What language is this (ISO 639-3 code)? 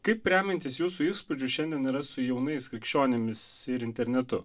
lit